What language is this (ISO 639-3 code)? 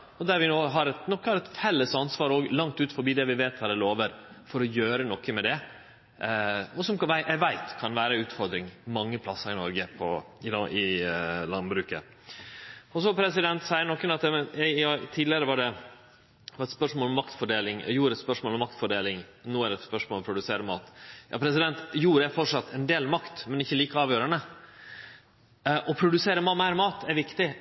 nno